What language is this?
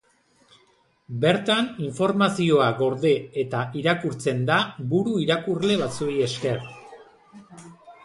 Basque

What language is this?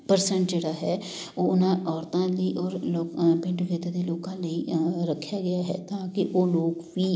Punjabi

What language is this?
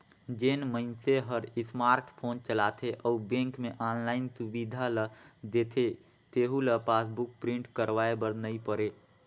Chhattisgarhi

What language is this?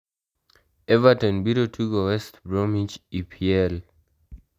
Luo (Kenya and Tanzania)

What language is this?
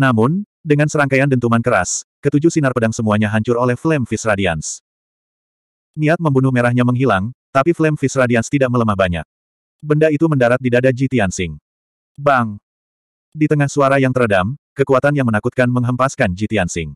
Indonesian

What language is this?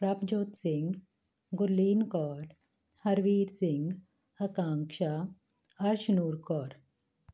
Punjabi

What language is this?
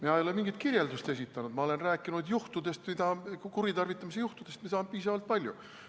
Estonian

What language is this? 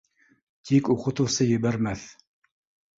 Bashkir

